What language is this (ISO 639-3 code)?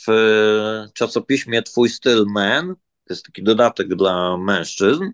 pol